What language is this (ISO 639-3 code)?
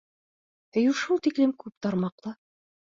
bak